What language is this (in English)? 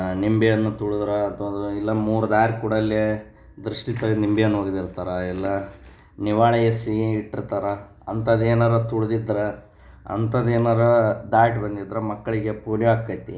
Kannada